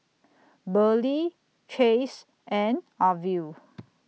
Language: English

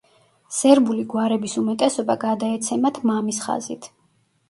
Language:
Georgian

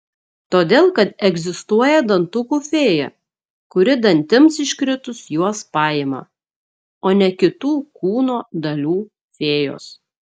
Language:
Lithuanian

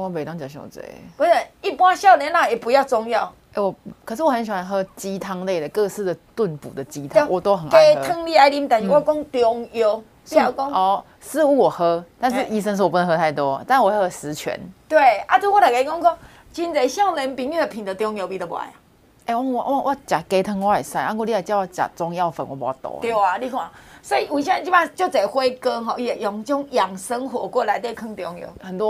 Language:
Chinese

